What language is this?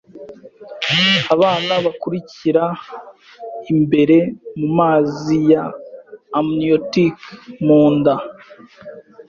Kinyarwanda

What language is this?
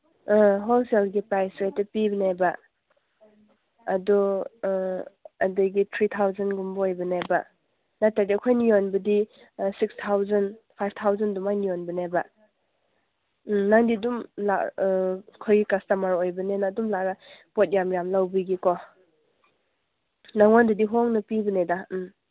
Manipuri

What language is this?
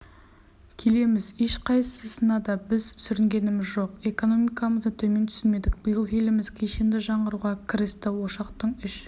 Kazakh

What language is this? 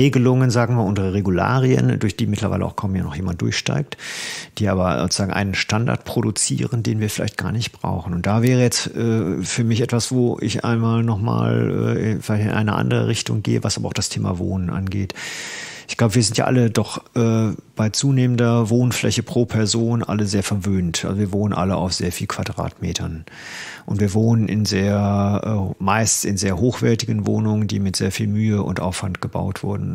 German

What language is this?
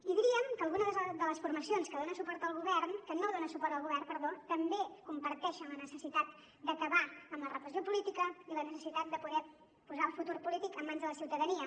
Catalan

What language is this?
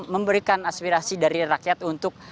Indonesian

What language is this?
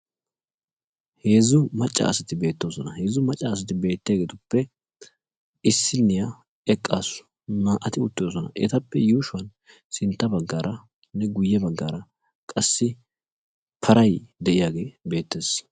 Wolaytta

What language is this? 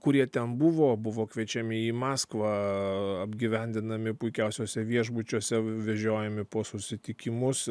Lithuanian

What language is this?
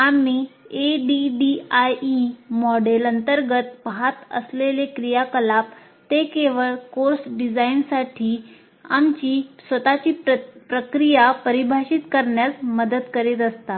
Marathi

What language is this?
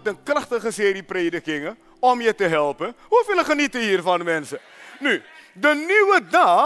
Dutch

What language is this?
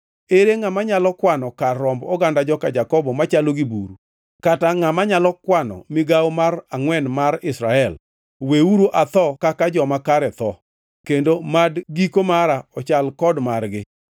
Luo (Kenya and Tanzania)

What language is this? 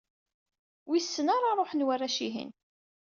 Kabyle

